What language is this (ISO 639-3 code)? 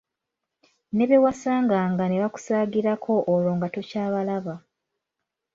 lug